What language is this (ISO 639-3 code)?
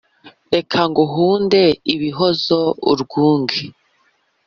kin